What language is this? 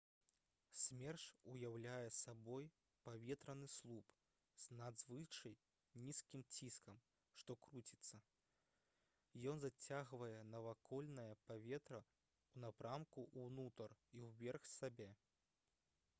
Belarusian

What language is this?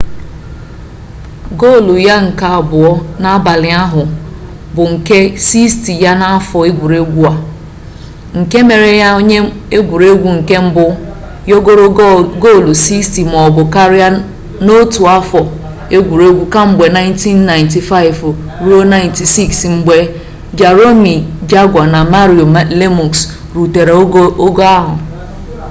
Igbo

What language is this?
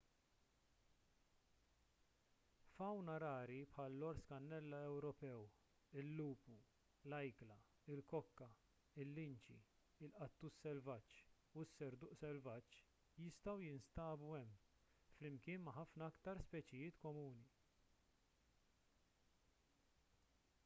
Maltese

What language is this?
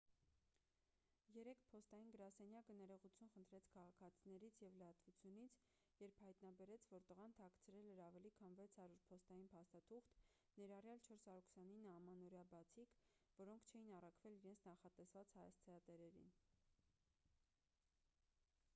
Armenian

